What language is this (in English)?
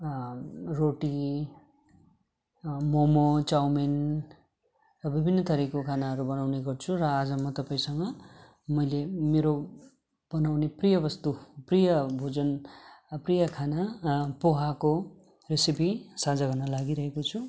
Nepali